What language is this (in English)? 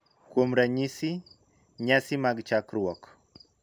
Luo (Kenya and Tanzania)